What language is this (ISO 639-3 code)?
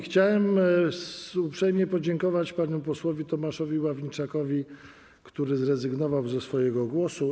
pol